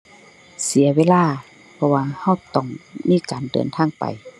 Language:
Thai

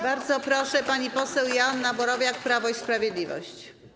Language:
Polish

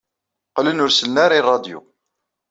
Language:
Kabyle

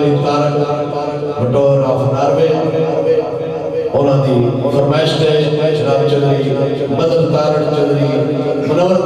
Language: Arabic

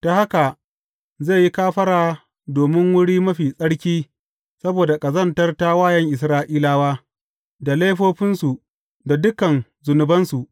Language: Hausa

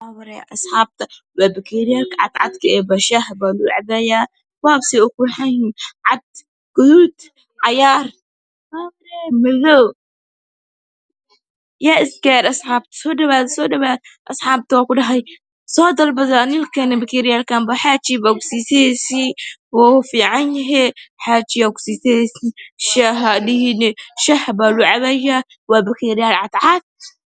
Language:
Somali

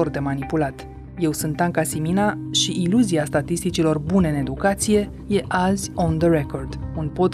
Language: Romanian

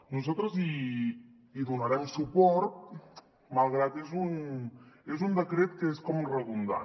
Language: Catalan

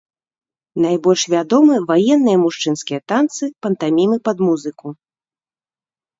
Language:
Belarusian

